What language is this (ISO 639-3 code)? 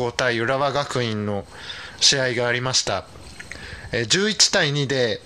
jpn